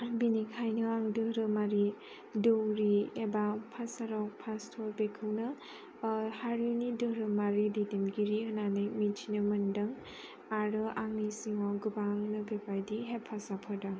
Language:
Bodo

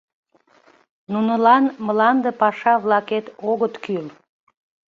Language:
Mari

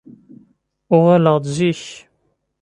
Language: Kabyle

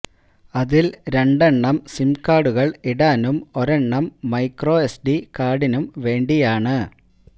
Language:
Malayalam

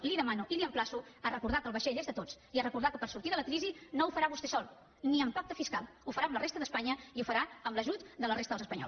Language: Catalan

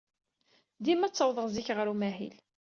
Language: Kabyle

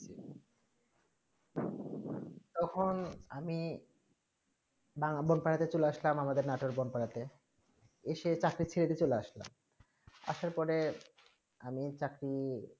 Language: Bangla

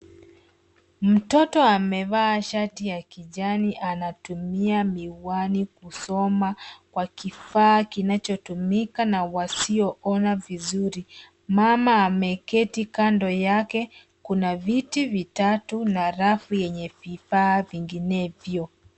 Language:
Swahili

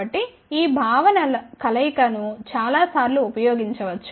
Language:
Telugu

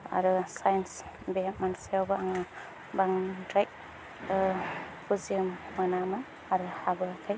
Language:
Bodo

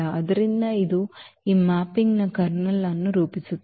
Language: Kannada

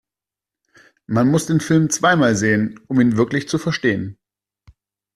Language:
German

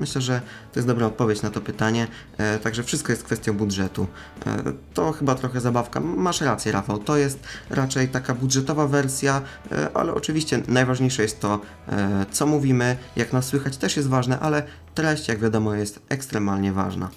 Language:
Polish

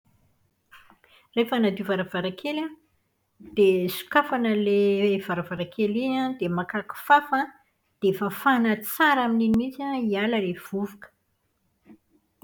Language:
Malagasy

